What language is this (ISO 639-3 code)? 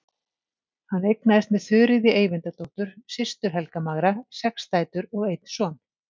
isl